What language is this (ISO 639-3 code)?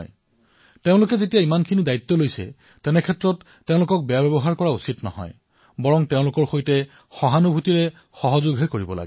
asm